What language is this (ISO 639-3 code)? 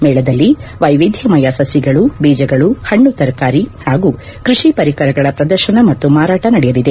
kan